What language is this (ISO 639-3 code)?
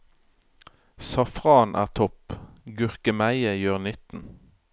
nor